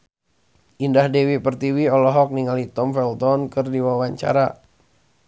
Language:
Sundanese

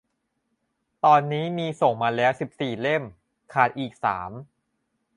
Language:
Thai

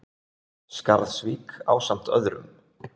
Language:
Icelandic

